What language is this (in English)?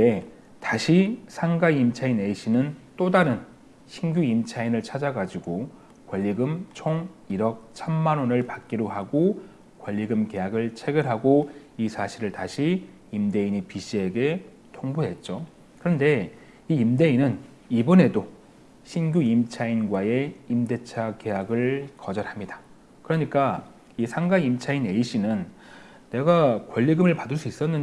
Korean